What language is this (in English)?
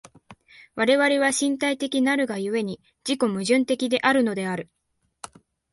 Japanese